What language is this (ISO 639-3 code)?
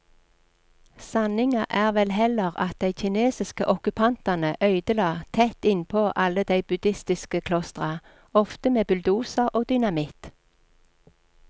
nor